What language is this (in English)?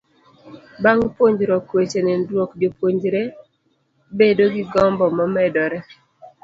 Luo (Kenya and Tanzania)